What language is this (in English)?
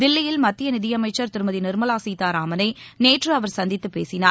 Tamil